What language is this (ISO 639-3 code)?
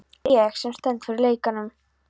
isl